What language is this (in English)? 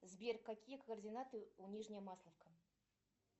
Russian